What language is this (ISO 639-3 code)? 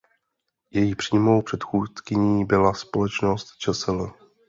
ces